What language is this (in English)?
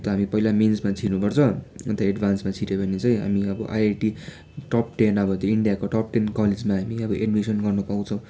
Nepali